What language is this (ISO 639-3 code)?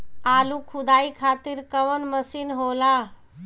bho